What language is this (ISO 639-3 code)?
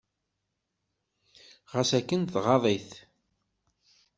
kab